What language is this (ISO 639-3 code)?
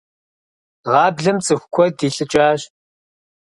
kbd